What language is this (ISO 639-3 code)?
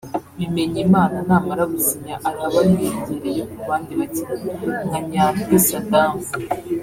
kin